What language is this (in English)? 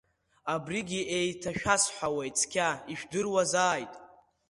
Abkhazian